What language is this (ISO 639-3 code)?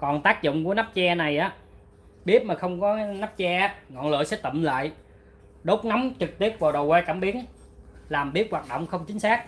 vie